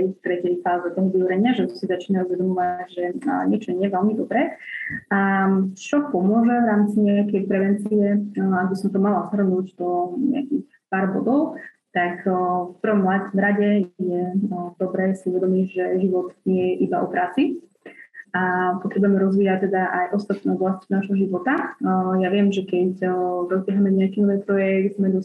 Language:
Slovak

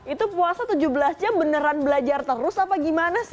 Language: Indonesian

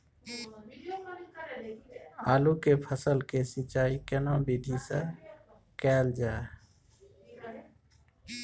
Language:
Maithili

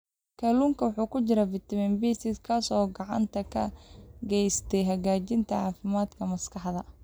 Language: Somali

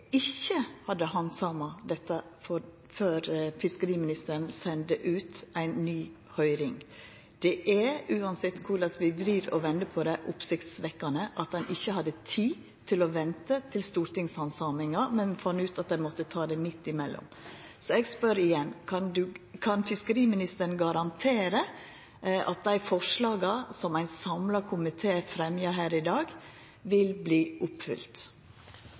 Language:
Norwegian Nynorsk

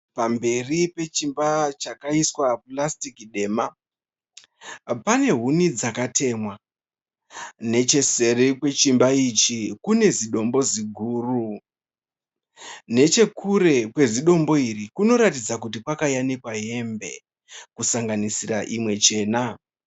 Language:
Shona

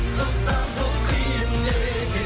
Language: Kazakh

